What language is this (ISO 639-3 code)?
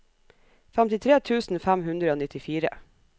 nor